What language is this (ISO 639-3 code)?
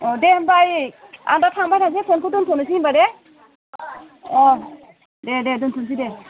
brx